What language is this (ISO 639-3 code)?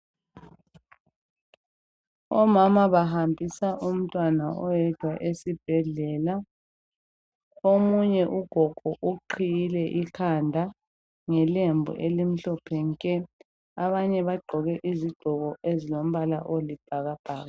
nde